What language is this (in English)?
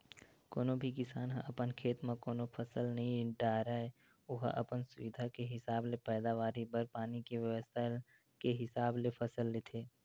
Chhattisgarhi